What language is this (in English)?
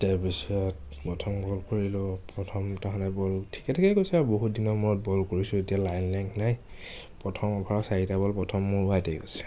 Assamese